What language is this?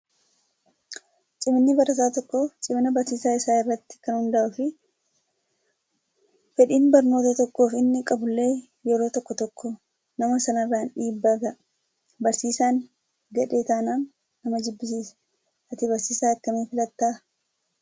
Oromo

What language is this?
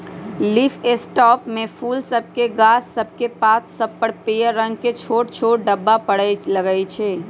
Magahi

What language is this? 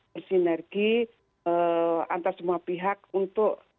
Indonesian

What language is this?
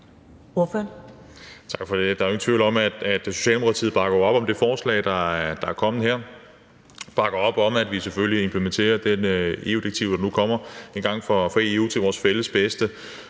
Danish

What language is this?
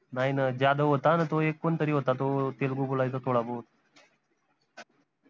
Marathi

